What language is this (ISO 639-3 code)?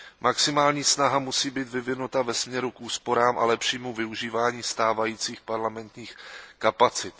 ces